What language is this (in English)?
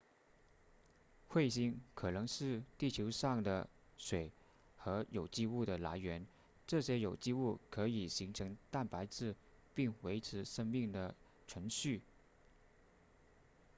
Chinese